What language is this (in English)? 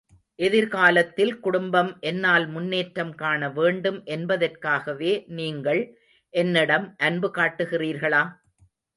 Tamil